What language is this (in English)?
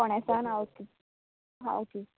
Konkani